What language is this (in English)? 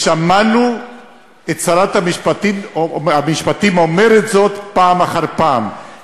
Hebrew